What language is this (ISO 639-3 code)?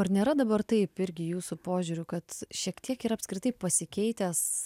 lit